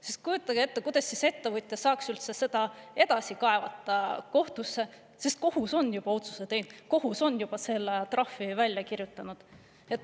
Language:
Estonian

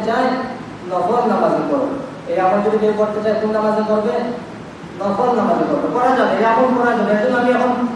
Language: Indonesian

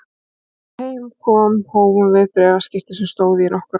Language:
Icelandic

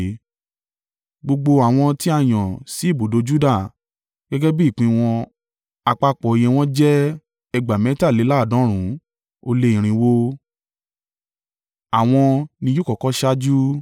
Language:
Yoruba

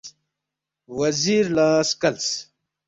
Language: Balti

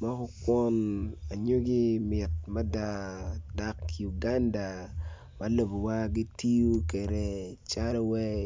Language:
Acoli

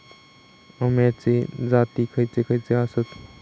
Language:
Marathi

